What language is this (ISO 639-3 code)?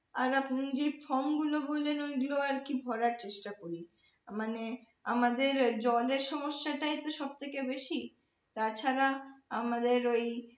ben